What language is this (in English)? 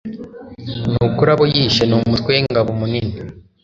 Kinyarwanda